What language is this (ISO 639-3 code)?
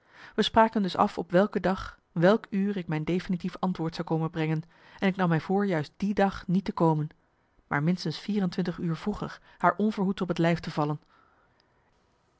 nld